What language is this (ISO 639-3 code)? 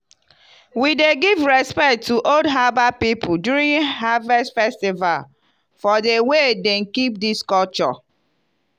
pcm